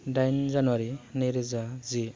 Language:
Bodo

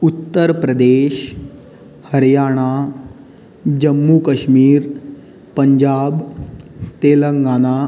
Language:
Konkani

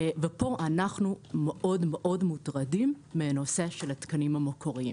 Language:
Hebrew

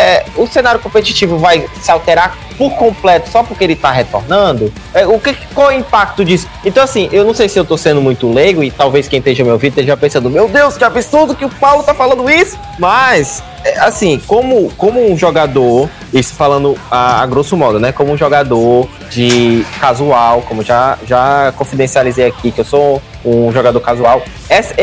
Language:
Portuguese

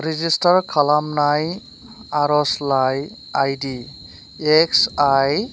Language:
Bodo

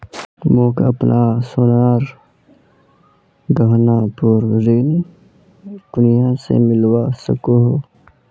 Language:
Magahi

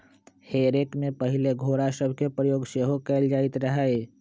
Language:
Magahi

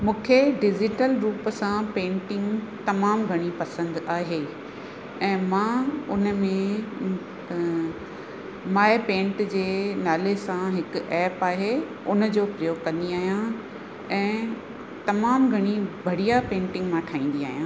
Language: Sindhi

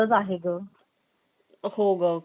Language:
Marathi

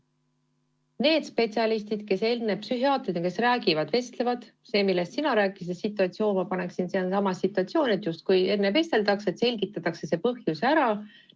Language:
Estonian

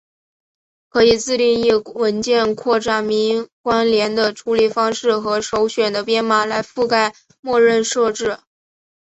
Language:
Chinese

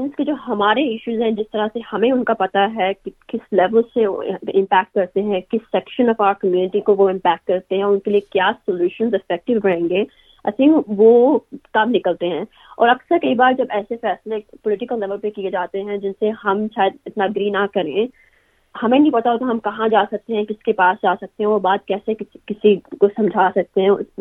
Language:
Urdu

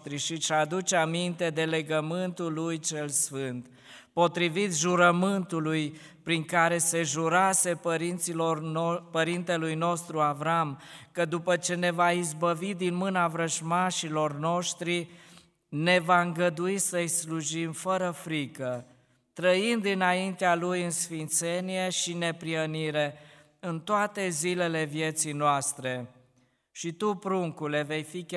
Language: Romanian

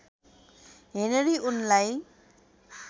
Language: Nepali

